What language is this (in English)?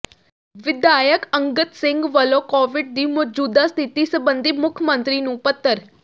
Punjabi